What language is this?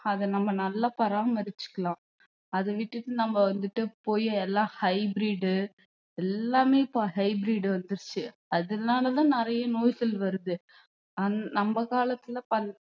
Tamil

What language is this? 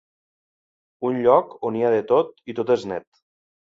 Catalan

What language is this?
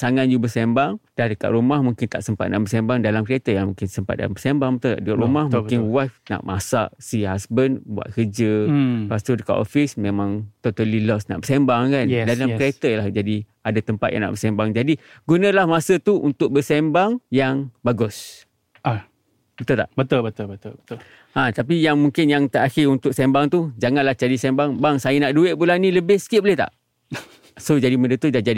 Malay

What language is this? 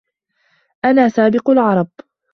Arabic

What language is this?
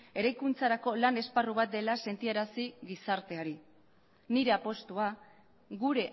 Basque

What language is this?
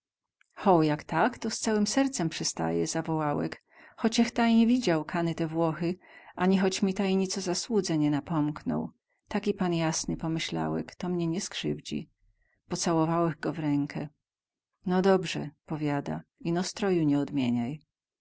Polish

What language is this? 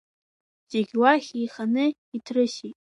Abkhazian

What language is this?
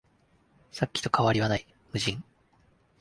Japanese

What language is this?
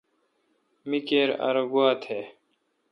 Kalkoti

